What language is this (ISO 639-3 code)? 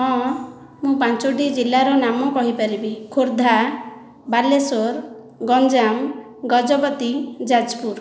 ori